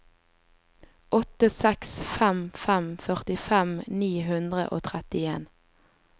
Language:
Norwegian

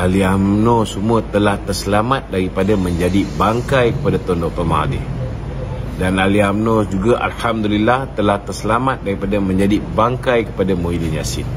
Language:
Malay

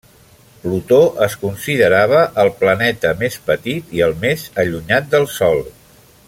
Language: Catalan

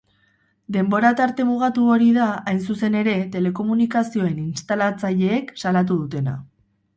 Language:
Basque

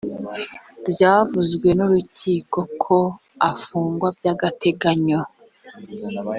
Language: Kinyarwanda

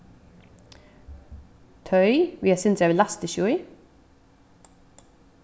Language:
Faroese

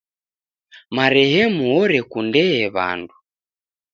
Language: Taita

